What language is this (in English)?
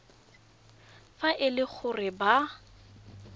Tswana